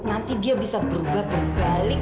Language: Indonesian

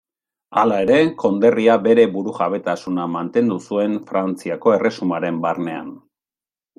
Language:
Basque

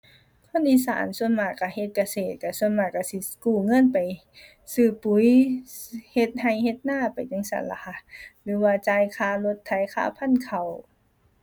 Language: Thai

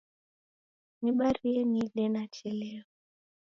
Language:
Taita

